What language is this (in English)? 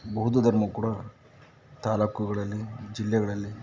Kannada